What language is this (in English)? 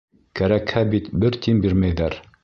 Bashkir